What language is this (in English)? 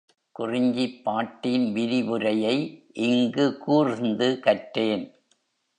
Tamil